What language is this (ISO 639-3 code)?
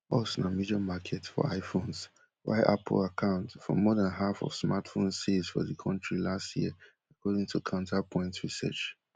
pcm